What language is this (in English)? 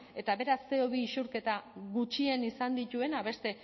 Basque